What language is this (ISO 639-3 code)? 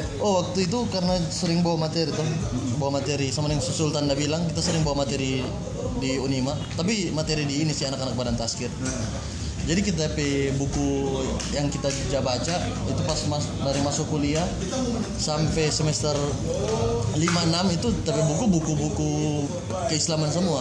ind